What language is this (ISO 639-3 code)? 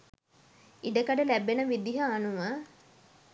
sin